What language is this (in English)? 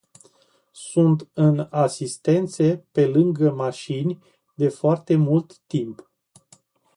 Romanian